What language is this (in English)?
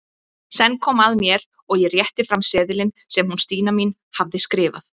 Icelandic